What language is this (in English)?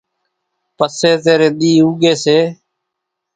Kachi Koli